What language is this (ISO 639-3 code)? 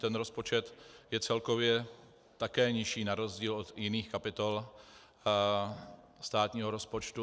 ces